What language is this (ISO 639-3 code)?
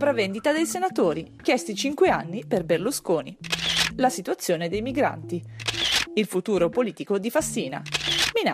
ita